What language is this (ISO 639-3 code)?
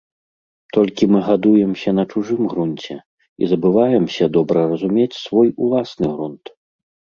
bel